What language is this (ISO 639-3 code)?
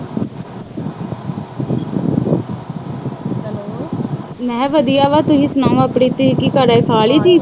pan